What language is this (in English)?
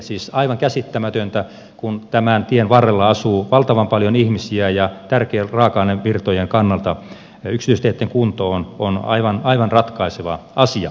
Finnish